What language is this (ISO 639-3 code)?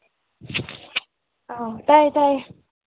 mni